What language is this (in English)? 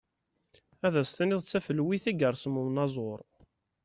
Kabyle